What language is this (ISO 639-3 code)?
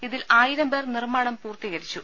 mal